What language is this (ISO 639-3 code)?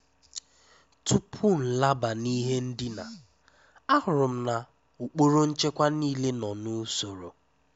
ibo